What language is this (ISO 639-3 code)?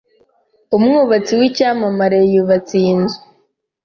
kin